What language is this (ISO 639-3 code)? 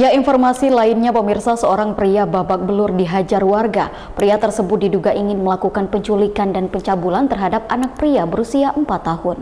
ind